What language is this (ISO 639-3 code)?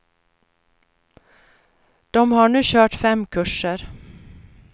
swe